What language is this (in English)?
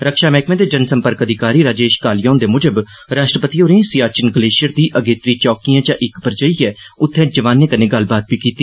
Dogri